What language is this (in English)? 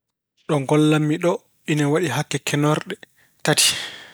Fula